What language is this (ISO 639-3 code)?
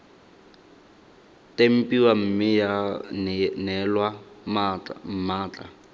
tsn